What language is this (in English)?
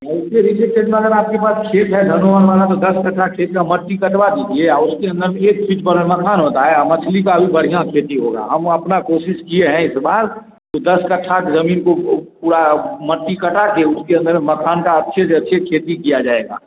Hindi